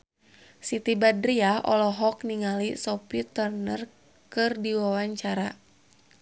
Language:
Sundanese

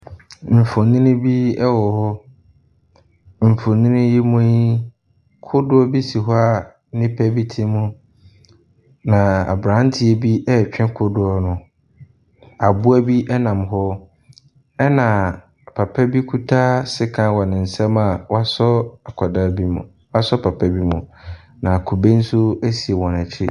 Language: Akan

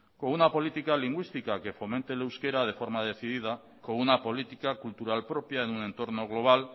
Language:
Spanish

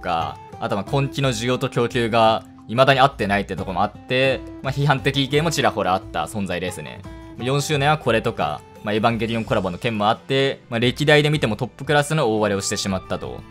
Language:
Japanese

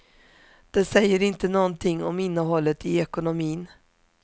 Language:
Swedish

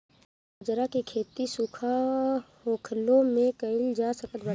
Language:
Bhojpuri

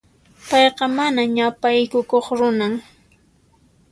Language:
Puno Quechua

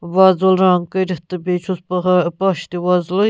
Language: Kashmiri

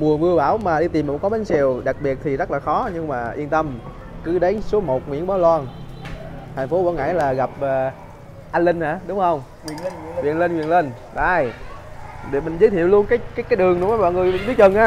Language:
Vietnamese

